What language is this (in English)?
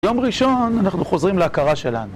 Hebrew